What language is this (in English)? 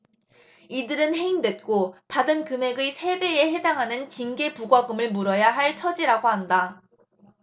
Korean